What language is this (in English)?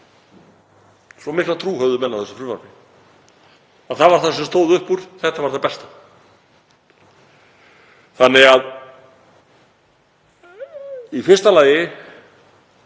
Icelandic